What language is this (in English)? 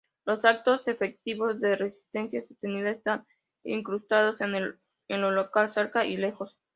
Spanish